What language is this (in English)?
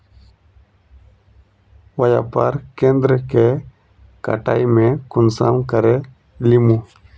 Magahi